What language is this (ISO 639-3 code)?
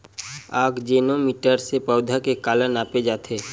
hne